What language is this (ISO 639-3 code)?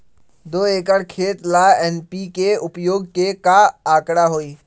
mag